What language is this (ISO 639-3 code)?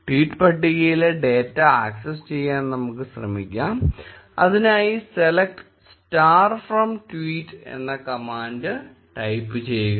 mal